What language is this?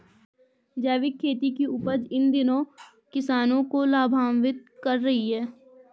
Hindi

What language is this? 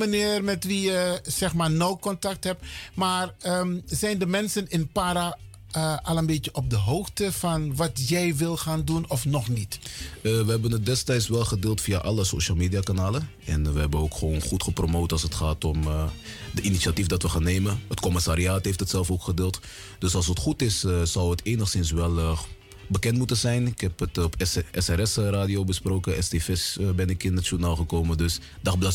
Dutch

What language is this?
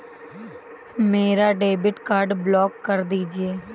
Hindi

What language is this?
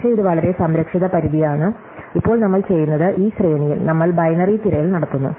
Malayalam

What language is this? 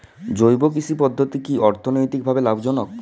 Bangla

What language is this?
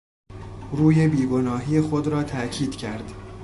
Persian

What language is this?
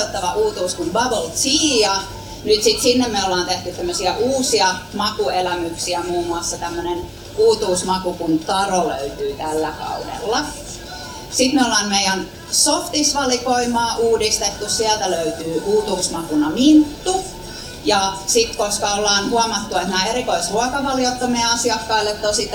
Finnish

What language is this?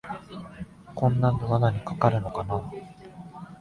Japanese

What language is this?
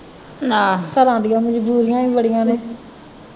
Punjabi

